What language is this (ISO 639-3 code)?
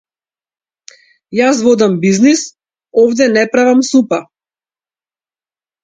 mkd